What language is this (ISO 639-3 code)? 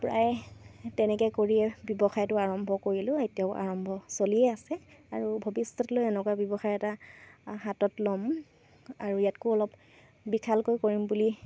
asm